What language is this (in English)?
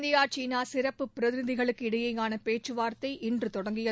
Tamil